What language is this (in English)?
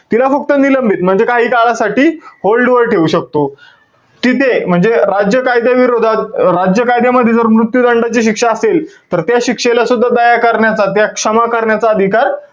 Marathi